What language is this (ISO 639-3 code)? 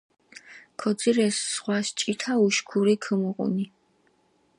xmf